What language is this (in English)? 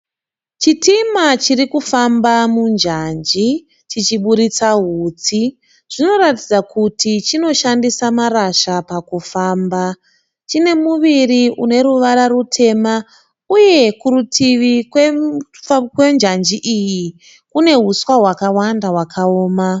Shona